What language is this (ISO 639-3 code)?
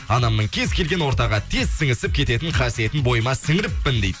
kaz